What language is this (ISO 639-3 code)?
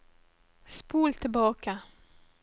nor